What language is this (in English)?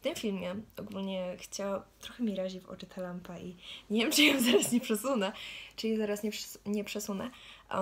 Polish